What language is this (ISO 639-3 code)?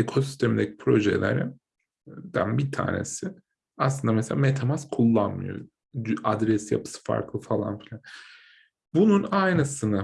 tur